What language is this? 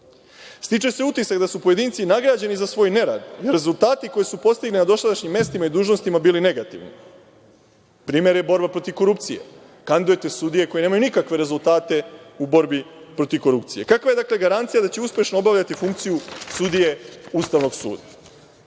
Serbian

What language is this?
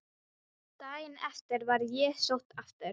Icelandic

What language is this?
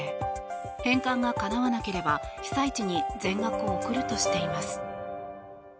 Japanese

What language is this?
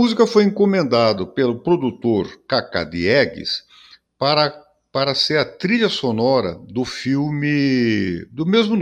Portuguese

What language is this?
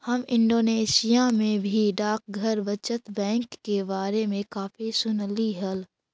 Magahi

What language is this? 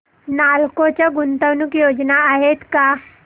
Marathi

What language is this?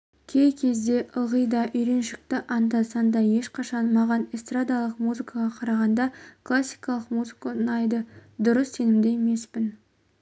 Kazakh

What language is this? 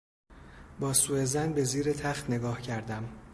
Persian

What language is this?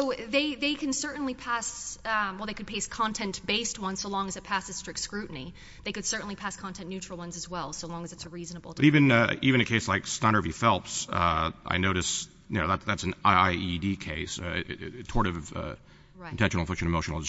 English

